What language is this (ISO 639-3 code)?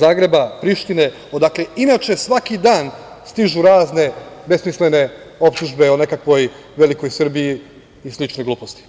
srp